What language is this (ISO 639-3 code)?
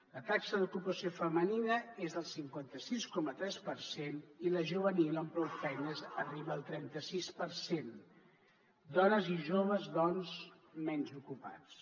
cat